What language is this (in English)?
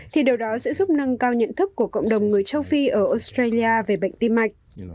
Vietnamese